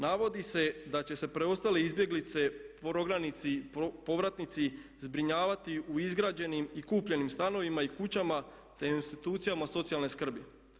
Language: Croatian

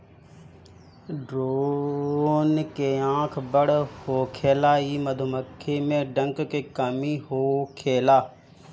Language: Bhojpuri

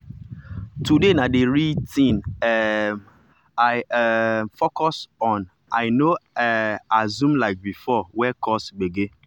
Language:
Nigerian Pidgin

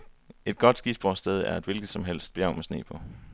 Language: Danish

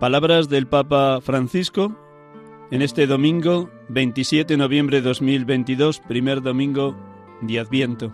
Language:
Spanish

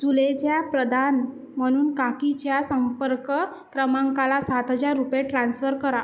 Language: Marathi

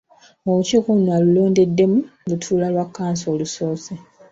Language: Ganda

